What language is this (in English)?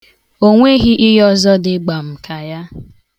Igbo